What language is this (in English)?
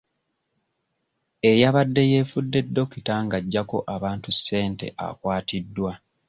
Ganda